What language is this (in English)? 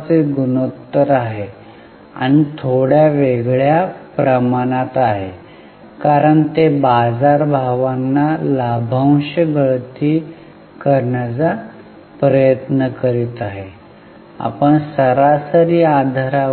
Marathi